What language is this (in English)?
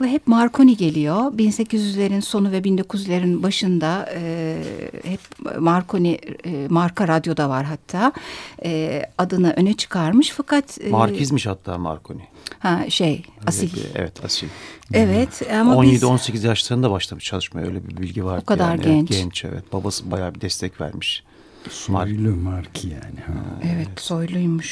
Turkish